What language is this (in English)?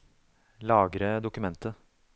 Norwegian